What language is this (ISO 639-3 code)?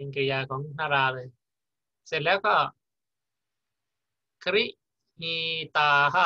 tha